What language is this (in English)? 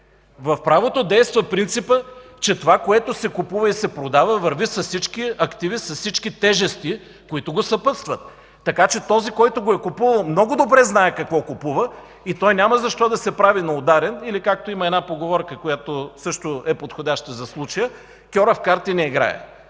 Bulgarian